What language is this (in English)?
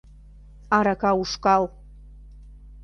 Mari